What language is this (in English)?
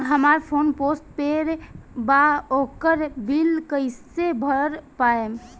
Bhojpuri